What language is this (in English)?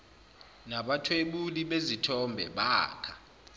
Zulu